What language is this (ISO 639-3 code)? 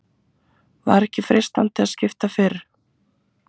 isl